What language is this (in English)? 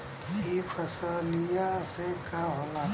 Bhojpuri